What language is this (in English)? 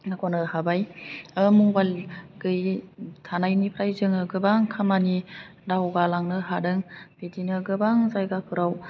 Bodo